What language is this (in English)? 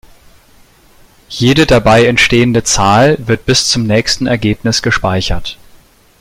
German